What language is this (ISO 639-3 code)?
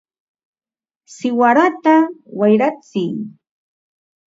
qva